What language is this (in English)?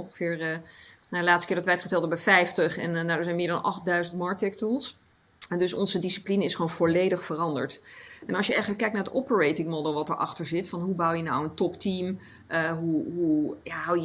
Dutch